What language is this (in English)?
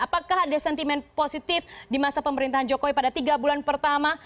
Indonesian